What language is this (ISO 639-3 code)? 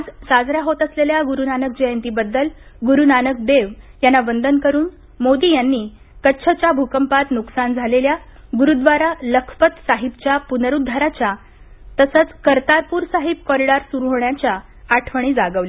mar